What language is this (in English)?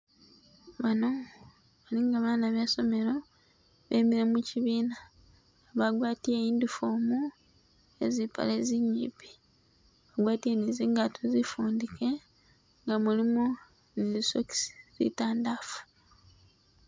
Masaaba